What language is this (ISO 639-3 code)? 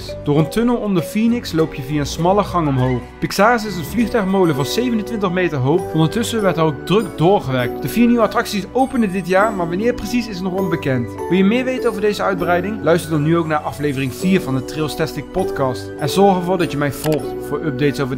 nld